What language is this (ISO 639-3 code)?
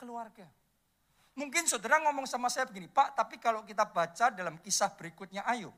ind